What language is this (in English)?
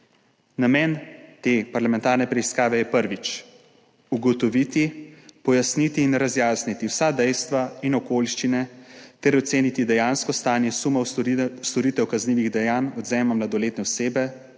Slovenian